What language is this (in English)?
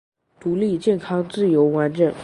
Chinese